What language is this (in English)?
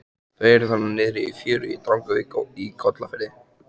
Icelandic